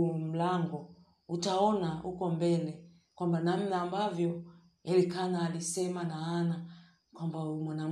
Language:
Swahili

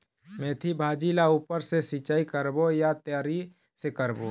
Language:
Chhattisgarhi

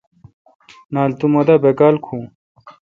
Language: Kalkoti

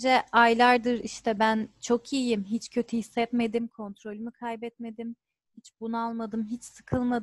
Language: Turkish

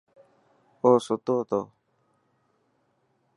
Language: Dhatki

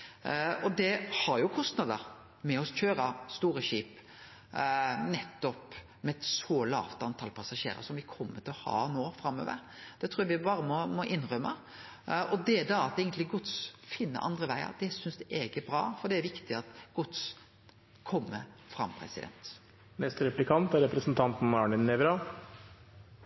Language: Norwegian Nynorsk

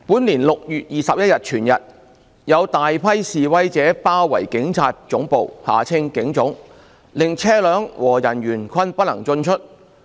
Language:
Cantonese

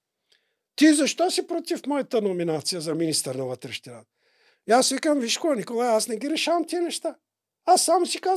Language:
Bulgarian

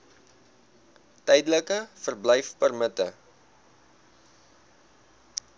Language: Afrikaans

